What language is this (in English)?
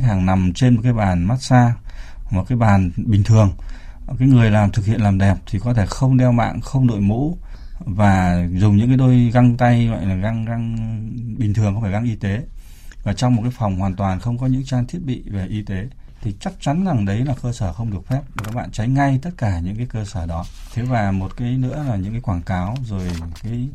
Vietnamese